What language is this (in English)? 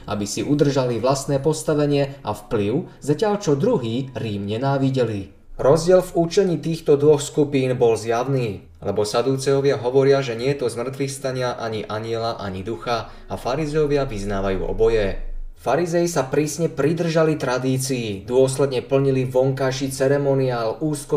Slovak